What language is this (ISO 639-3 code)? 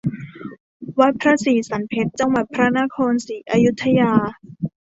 tha